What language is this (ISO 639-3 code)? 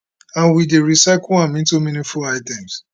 pcm